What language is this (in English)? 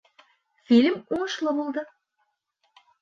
Bashkir